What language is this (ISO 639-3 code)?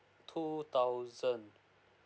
eng